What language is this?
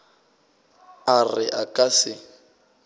Northern Sotho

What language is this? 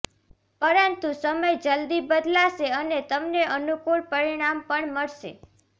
Gujarati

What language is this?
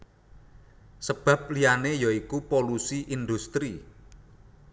Javanese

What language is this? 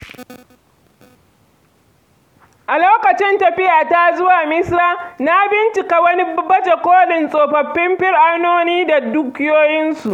Hausa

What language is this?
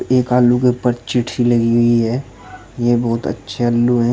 Hindi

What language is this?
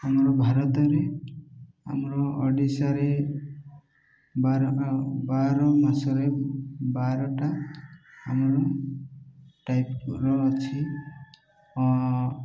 Odia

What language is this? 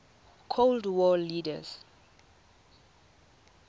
Tswana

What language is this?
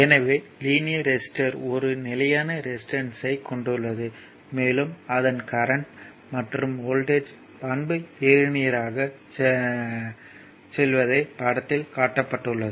Tamil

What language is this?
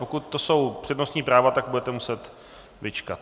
Czech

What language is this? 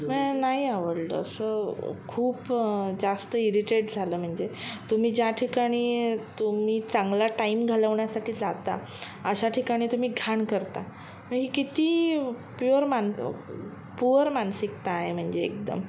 Marathi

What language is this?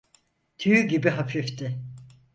Turkish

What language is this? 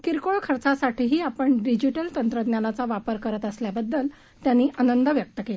Marathi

